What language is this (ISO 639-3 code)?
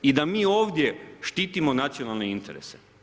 hrv